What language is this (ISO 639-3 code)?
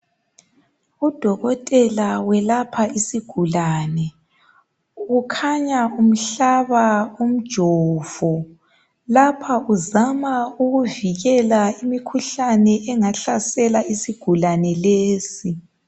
nde